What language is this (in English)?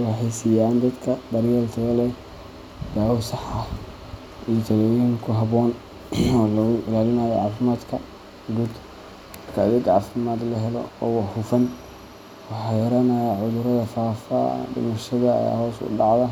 Somali